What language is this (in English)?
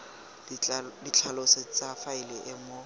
Tswana